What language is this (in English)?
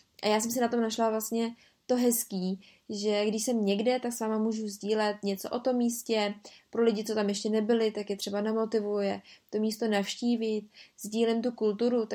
Czech